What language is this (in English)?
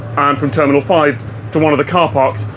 English